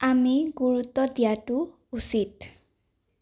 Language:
Assamese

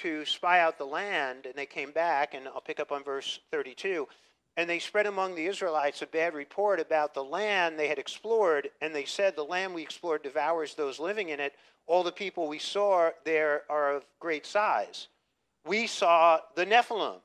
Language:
English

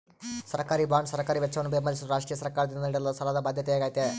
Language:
Kannada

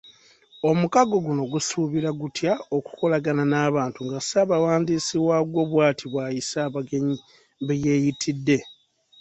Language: Ganda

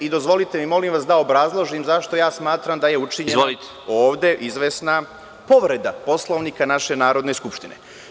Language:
Serbian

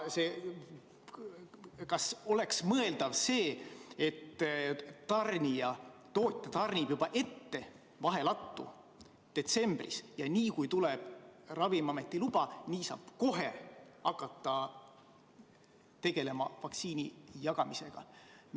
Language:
Estonian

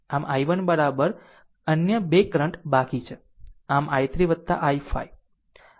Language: Gujarati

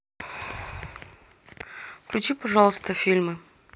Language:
Russian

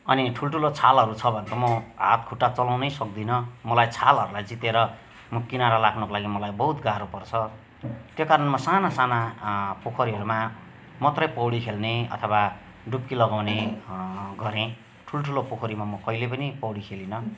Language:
Nepali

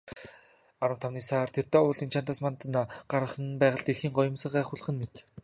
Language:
Mongolian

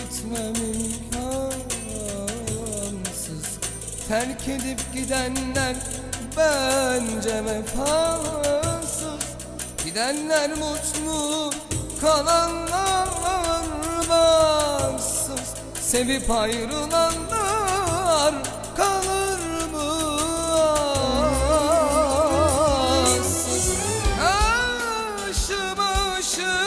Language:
Turkish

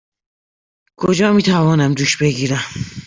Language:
Persian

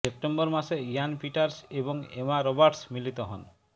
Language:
Bangla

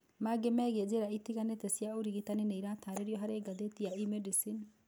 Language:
Kikuyu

